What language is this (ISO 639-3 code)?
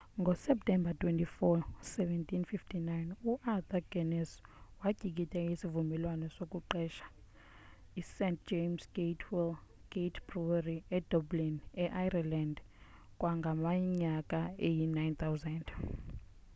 xho